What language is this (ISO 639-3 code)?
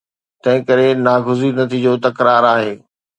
snd